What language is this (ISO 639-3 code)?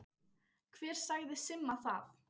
isl